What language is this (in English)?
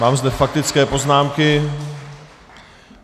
Czech